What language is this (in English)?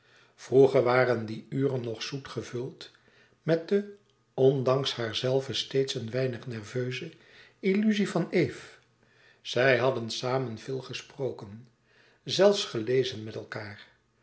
Dutch